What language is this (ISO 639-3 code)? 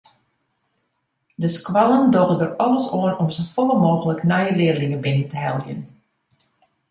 fry